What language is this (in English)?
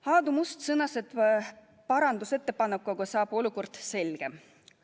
Estonian